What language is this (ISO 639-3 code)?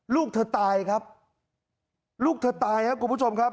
tha